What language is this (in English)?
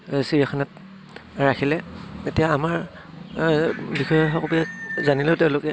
Assamese